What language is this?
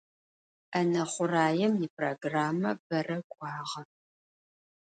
Adyghe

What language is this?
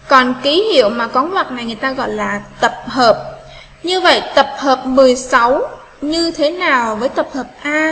Vietnamese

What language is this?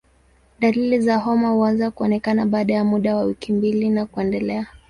Swahili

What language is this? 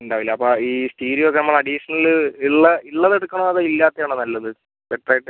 Malayalam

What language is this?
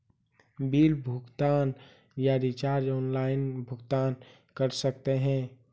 Magahi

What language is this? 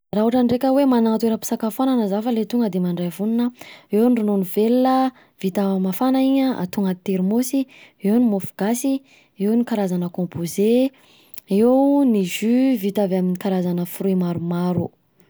Southern Betsimisaraka Malagasy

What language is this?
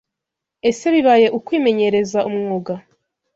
Kinyarwanda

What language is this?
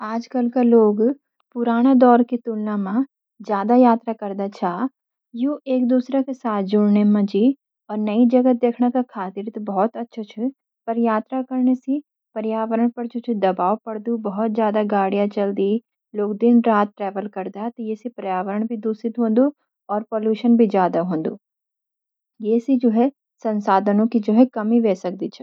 Garhwali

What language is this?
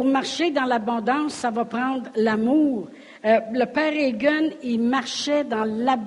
French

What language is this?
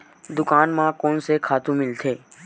Chhattisgarhi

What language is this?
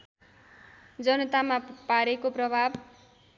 Nepali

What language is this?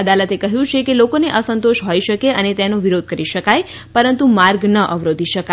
Gujarati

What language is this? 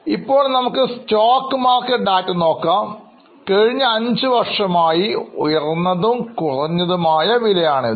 Malayalam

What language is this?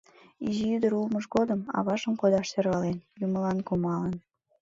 Mari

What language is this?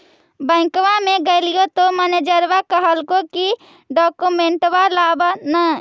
Magahi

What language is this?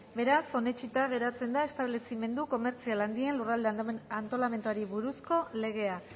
Basque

